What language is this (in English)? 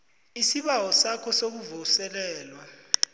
South Ndebele